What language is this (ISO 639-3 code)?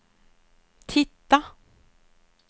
swe